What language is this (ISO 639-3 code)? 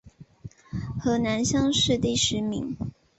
zho